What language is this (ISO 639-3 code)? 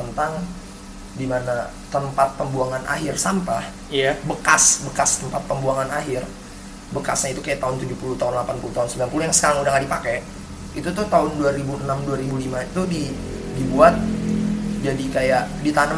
ind